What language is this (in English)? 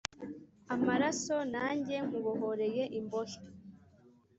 Kinyarwanda